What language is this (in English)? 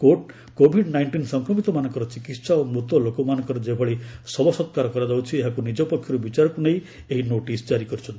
Odia